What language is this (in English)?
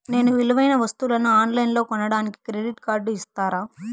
Telugu